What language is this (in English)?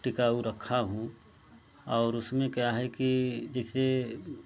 Hindi